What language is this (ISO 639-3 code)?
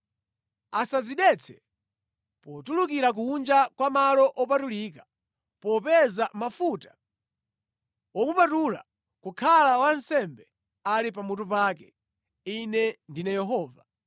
nya